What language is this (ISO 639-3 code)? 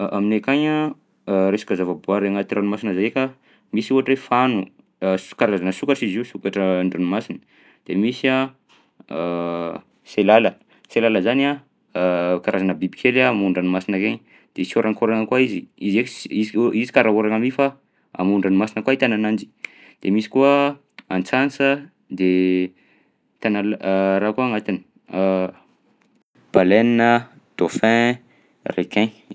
bzc